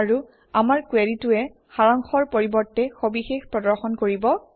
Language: Assamese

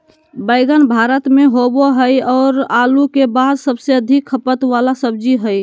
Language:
Magahi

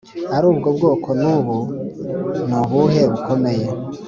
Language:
Kinyarwanda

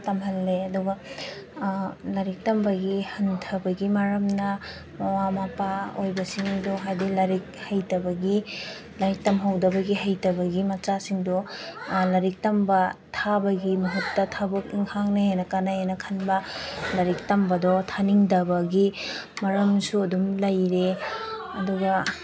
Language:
Manipuri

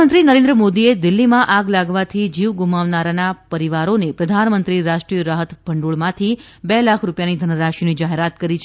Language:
Gujarati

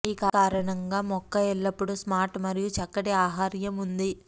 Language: Telugu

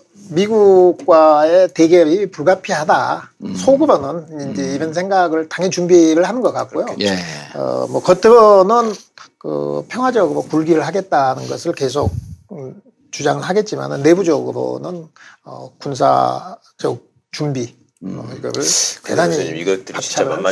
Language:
Korean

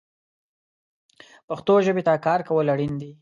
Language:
Pashto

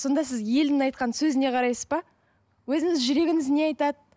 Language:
Kazakh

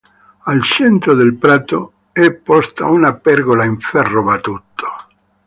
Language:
Italian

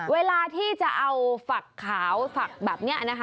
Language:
Thai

